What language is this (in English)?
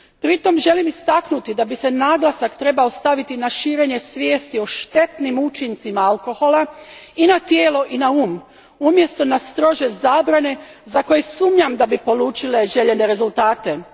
Croatian